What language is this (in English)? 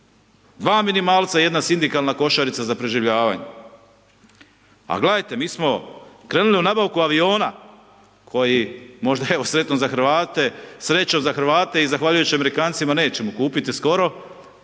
Croatian